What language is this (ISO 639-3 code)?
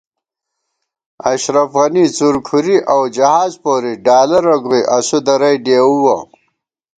gwt